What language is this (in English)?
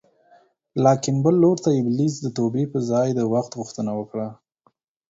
Pashto